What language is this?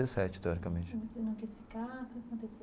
Portuguese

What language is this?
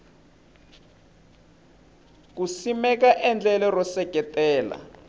Tsonga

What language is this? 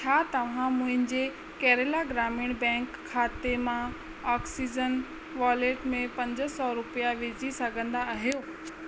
Sindhi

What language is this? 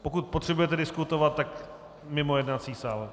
Czech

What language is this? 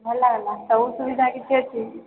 Odia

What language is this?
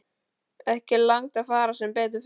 Icelandic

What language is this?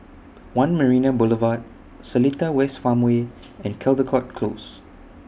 English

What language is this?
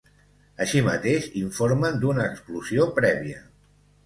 Catalan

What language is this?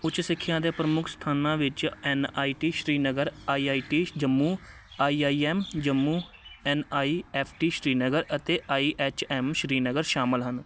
Punjabi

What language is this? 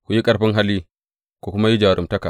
Hausa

